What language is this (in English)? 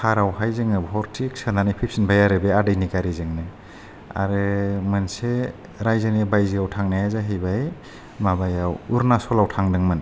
Bodo